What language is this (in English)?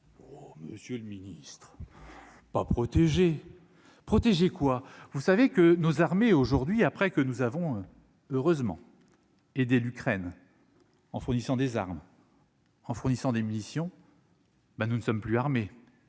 French